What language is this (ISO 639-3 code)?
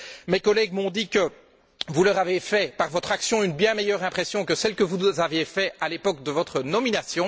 fra